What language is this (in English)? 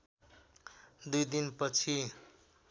Nepali